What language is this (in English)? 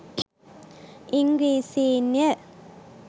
Sinhala